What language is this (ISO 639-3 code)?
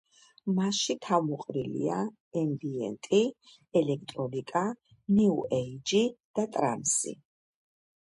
kat